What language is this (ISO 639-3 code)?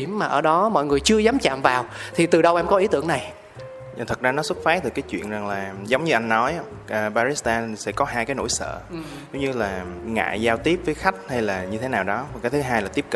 vie